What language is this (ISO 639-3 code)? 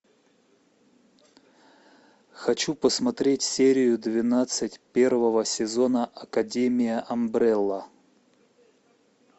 rus